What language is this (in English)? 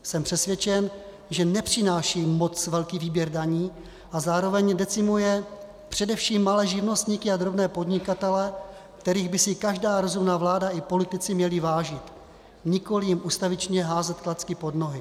Czech